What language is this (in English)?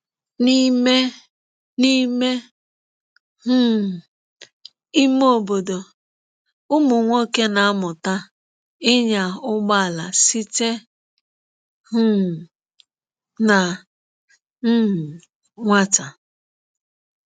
Igbo